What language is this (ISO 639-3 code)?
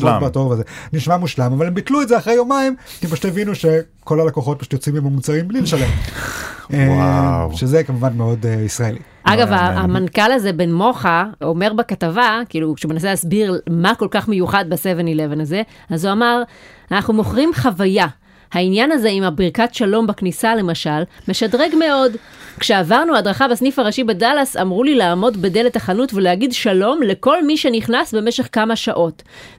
heb